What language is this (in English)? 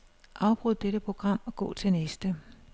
Danish